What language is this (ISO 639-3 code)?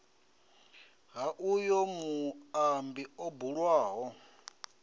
ven